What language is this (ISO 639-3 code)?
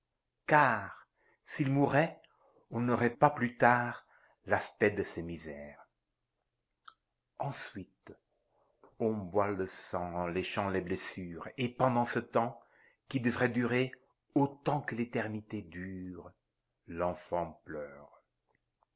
fra